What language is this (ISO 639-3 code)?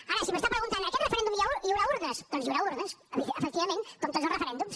cat